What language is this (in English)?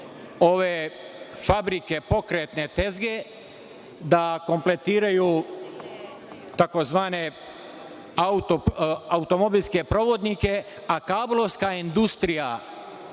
Serbian